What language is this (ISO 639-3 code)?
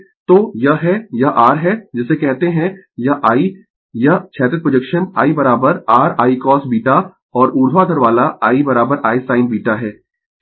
hin